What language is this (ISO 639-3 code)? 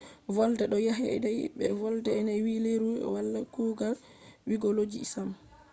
ful